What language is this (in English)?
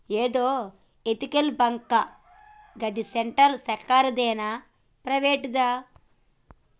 Telugu